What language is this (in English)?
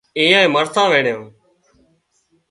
Wadiyara Koli